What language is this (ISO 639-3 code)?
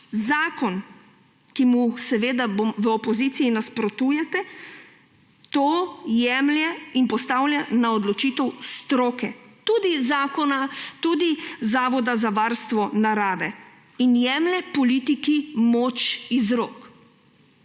slv